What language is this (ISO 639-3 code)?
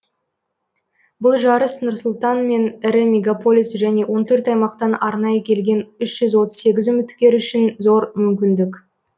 kaz